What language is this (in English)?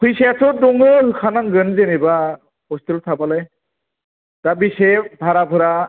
Bodo